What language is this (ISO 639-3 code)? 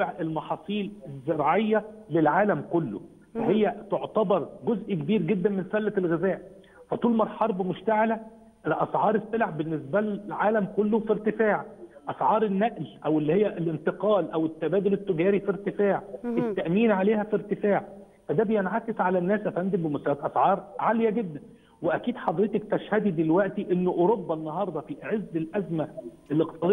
ara